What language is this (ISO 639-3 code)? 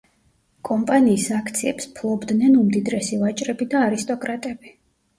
kat